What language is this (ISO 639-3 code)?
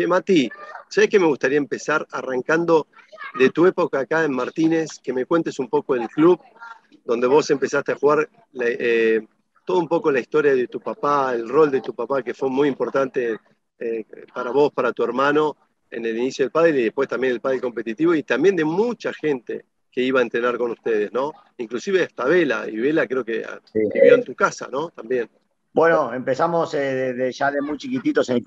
spa